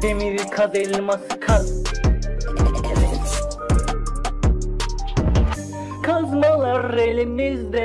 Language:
Turkish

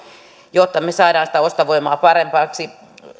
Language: Finnish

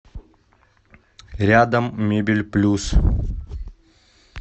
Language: Russian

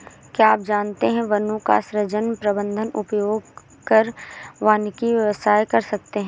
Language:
Hindi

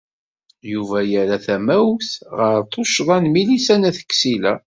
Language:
Kabyle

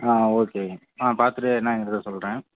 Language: Tamil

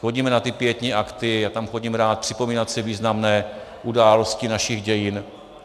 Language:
Czech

